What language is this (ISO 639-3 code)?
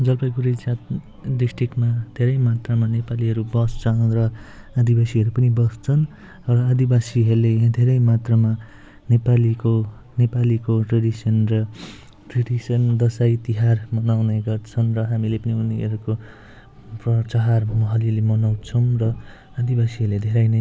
nep